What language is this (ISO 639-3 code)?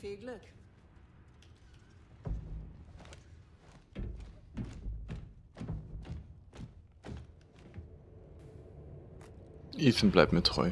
deu